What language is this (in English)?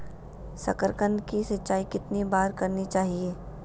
Magahi